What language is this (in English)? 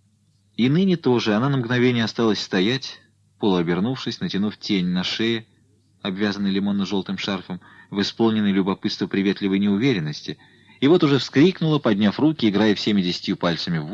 Russian